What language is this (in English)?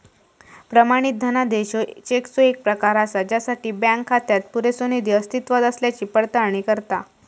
Marathi